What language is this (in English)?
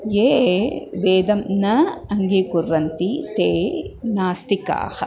Sanskrit